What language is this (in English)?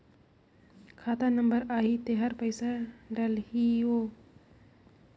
Chhattisgarhi